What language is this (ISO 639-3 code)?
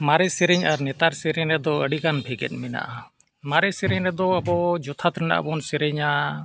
sat